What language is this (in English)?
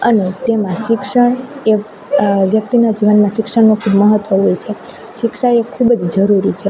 Gujarati